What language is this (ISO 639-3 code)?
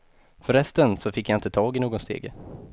swe